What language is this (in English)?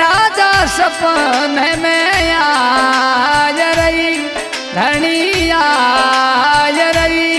Hindi